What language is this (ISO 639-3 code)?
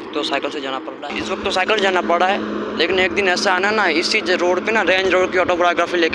hin